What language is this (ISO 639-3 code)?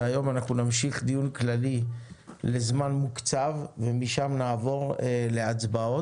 heb